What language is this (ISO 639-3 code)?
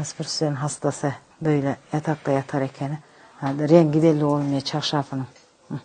tur